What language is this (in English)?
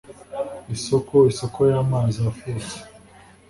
Kinyarwanda